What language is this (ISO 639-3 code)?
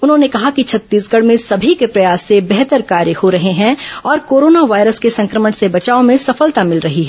hin